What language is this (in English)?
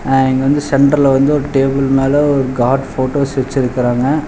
Tamil